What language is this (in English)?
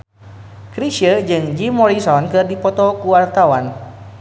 Sundanese